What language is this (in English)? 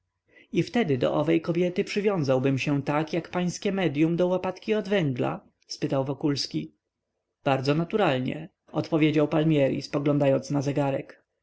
Polish